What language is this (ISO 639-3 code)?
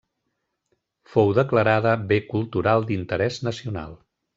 cat